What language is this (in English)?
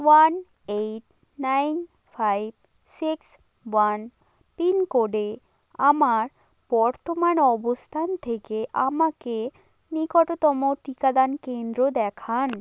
Bangla